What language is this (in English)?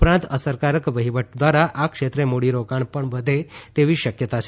Gujarati